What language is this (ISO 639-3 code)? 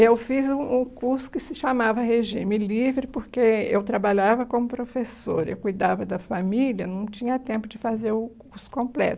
por